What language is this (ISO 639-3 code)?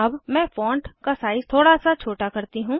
hin